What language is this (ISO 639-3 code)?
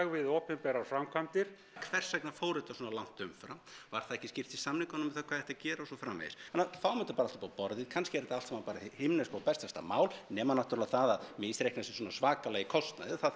isl